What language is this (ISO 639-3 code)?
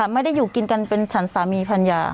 tha